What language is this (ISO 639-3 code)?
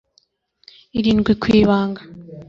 kin